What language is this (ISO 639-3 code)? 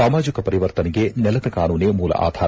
kan